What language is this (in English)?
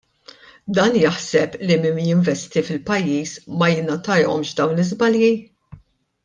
Maltese